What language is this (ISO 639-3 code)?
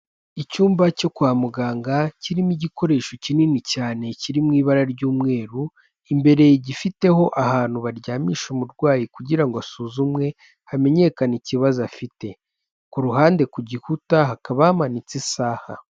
kin